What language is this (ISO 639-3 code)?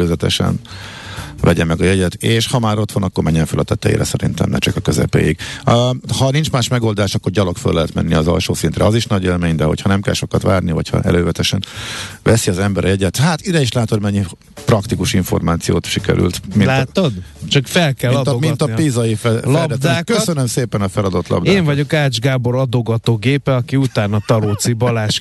hun